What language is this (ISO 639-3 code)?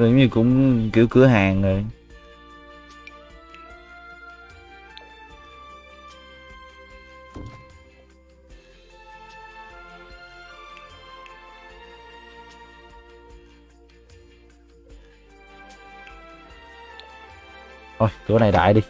vie